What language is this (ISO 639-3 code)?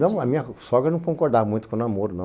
por